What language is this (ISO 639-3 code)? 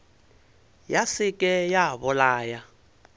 nso